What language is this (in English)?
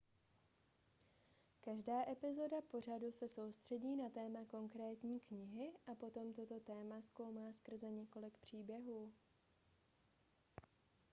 Czech